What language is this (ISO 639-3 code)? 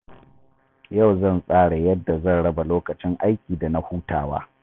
hau